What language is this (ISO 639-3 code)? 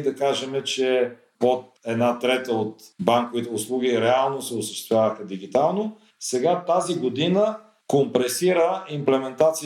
bul